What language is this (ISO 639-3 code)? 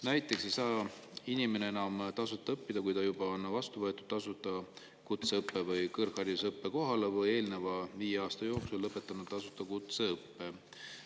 est